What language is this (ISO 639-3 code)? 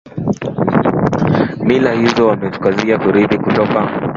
swa